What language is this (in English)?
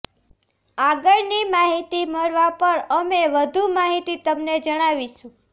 Gujarati